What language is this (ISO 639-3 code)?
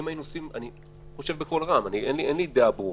heb